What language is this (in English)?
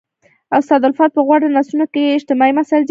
Pashto